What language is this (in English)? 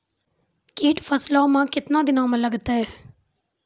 Maithili